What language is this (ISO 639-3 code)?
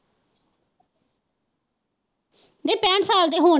pan